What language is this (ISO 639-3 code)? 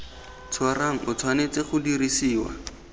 tsn